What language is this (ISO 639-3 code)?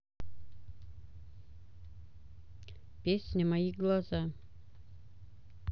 rus